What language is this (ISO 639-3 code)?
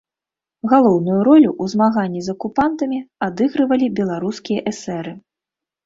bel